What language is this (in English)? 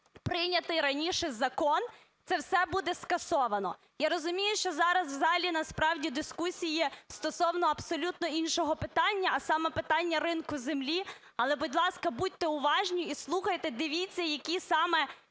Ukrainian